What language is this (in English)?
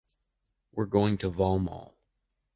English